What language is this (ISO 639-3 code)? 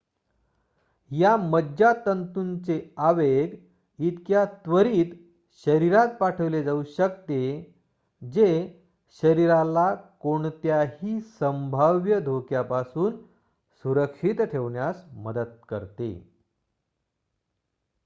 mar